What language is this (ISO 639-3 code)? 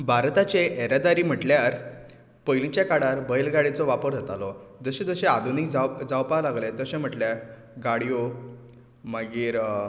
kok